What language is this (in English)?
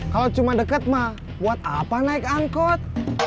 Indonesian